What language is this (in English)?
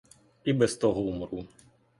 Ukrainian